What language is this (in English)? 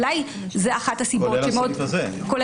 Hebrew